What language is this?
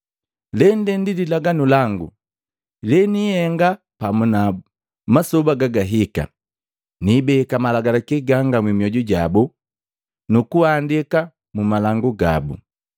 Matengo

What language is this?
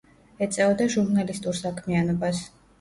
Georgian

